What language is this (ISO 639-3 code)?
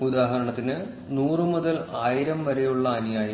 mal